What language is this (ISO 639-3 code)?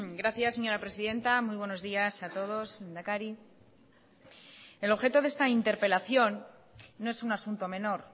spa